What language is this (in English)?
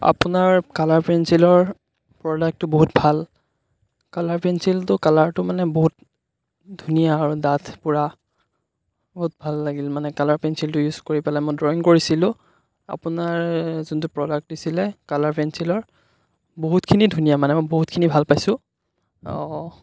Assamese